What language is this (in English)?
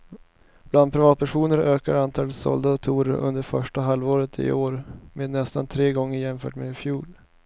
Swedish